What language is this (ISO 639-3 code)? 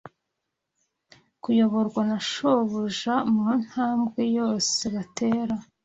kin